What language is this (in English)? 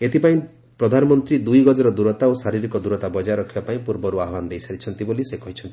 Odia